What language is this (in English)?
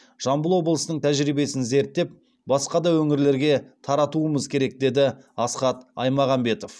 Kazakh